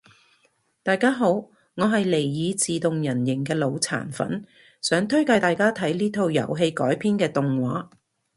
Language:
Cantonese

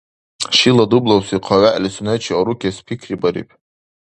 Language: Dargwa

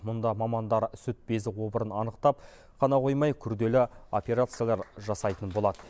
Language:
Kazakh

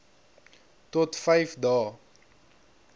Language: Afrikaans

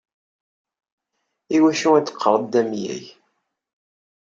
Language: Kabyle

